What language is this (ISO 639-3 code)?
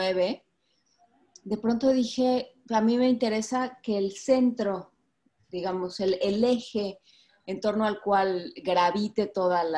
spa